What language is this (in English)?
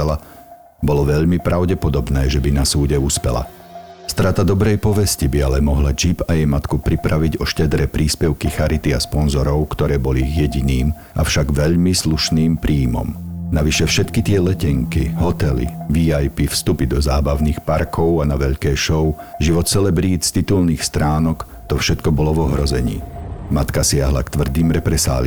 Slovak